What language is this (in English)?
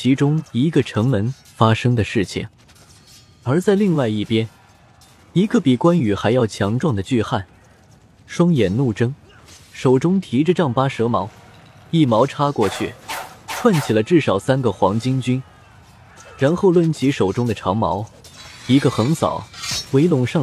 Chinese